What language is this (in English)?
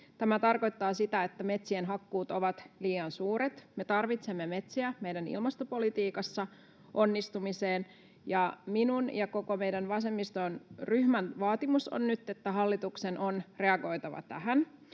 Finnish